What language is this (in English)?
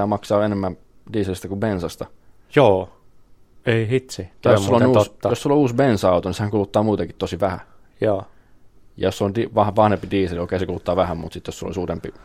Finnish